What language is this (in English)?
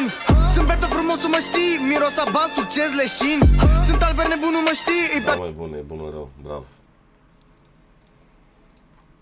Romanian